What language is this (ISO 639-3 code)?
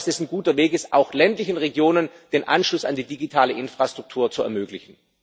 deu